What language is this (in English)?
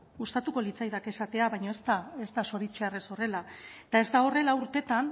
Basque